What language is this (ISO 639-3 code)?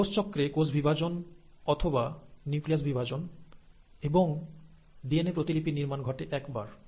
ben